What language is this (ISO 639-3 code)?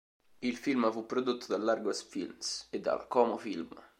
ita